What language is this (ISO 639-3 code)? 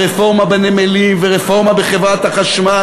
heb